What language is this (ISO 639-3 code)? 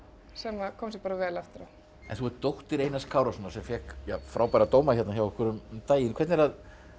isl